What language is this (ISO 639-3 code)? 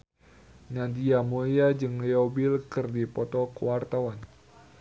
sun